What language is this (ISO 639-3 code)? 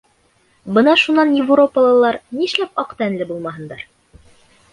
bak